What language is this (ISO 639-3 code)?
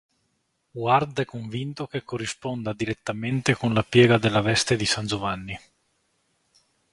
ita